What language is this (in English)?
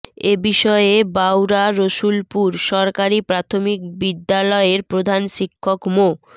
Bangla